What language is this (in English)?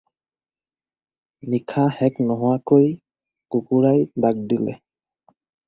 Assamese